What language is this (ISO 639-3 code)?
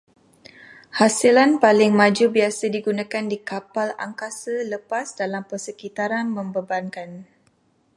msa